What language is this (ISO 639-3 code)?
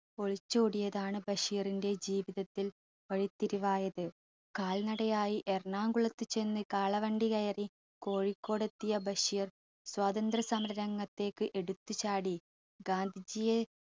mal